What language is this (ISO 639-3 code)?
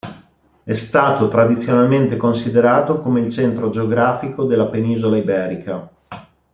ita